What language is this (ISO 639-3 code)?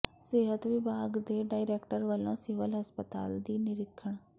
pan